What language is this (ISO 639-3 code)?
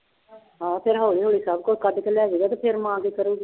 pan